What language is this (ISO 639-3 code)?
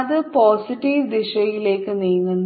mal